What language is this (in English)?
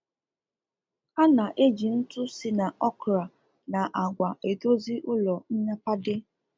Igbo